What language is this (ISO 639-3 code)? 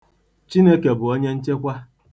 ibo